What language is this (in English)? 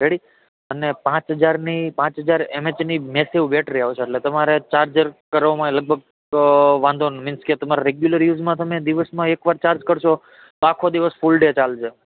Gujarati